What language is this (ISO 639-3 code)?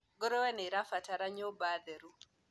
kik